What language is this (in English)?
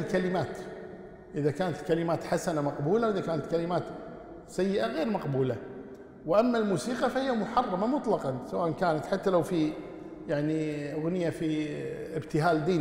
Arabic